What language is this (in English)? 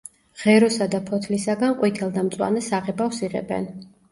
Georgian